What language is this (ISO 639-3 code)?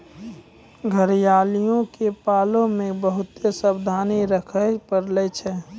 mai